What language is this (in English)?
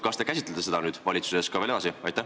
Estonian